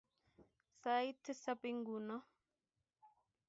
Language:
Kalenjin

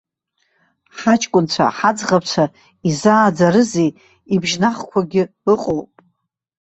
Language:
Abkhazian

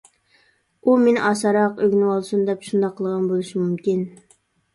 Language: Uyghur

